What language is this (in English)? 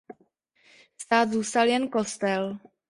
Czech